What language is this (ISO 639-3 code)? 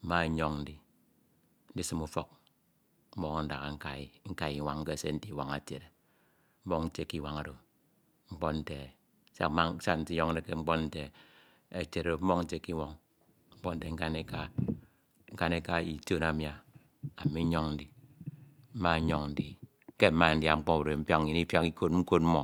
itw